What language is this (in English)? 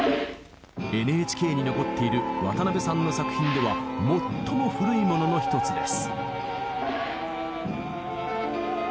Japanese